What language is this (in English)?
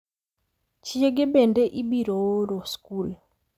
Luo (Kenya and Tanzania)